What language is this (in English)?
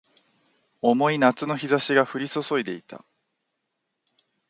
Japanese